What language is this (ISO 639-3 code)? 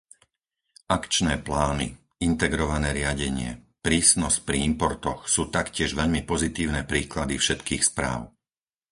slk